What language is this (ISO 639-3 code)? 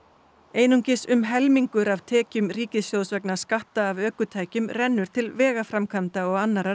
isl